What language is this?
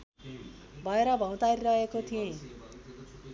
Nepali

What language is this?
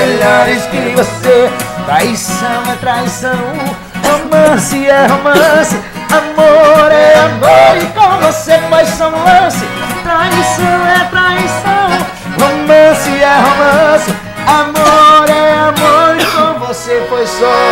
Portuguese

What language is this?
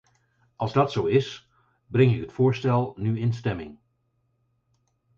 Dutch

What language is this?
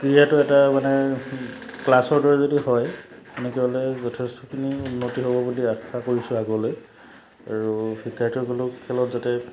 Assamese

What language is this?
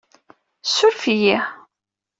Kabyle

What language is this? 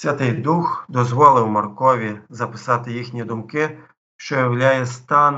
Ukrainian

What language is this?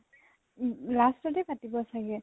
Assamese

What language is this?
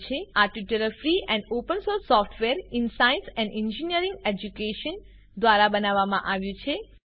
Gujarati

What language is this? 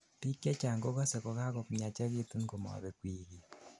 Kalenjin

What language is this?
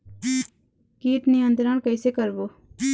Chhattisgarhi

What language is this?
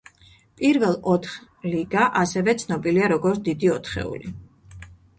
Georgian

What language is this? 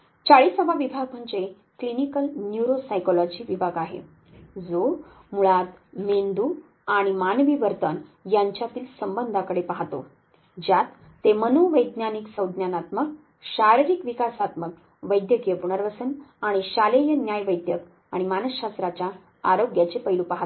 Marathi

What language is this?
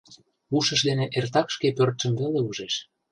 Mari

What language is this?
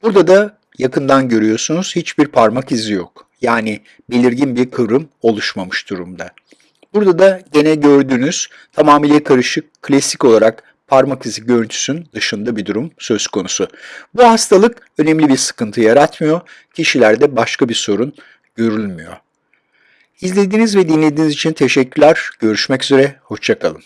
Turkish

